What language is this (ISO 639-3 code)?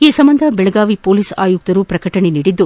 kan